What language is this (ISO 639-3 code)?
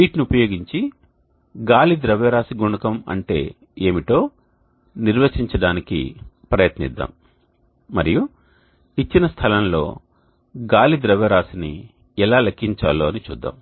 tel